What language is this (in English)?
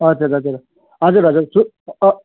Nepali